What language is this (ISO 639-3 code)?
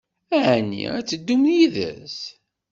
kab